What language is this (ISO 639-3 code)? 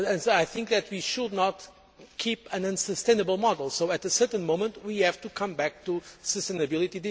eng